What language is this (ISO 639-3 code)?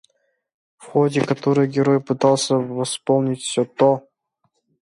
rus